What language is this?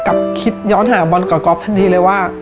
Thai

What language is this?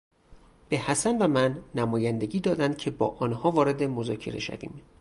Persian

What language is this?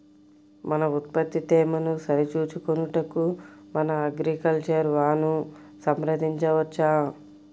Telugu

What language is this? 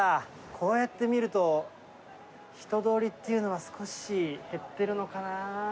Japanese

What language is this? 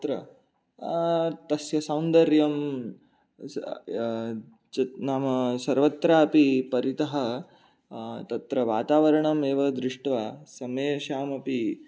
Sanskrit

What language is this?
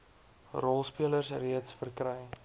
Afrikaans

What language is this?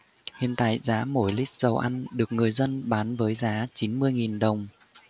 Vietnamese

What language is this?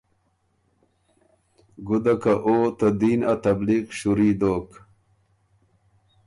Ormuri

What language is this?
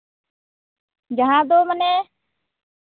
Santali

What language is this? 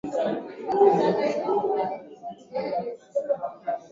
Swahili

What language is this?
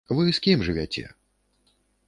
Belarusian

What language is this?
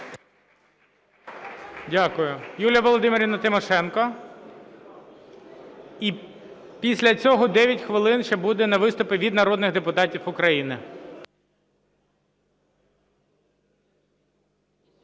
Ukrainian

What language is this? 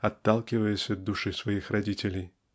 Russian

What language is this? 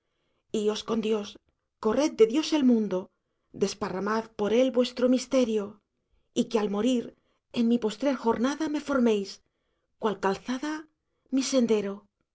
Spanish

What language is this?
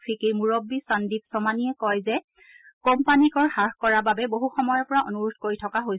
Assamese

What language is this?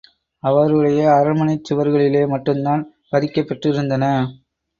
Tamil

